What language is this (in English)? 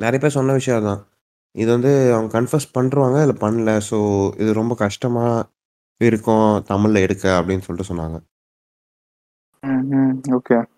Tamil